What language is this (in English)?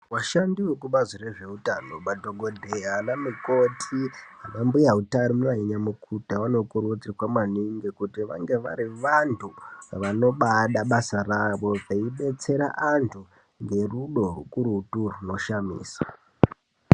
Ndau